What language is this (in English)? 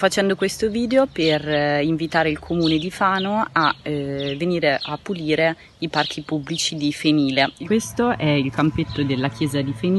Italian